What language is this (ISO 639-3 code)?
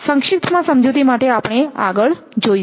guj